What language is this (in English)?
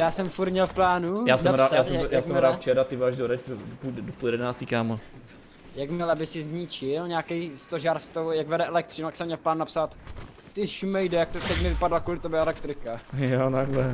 Czech